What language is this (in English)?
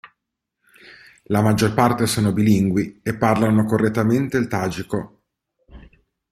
Italian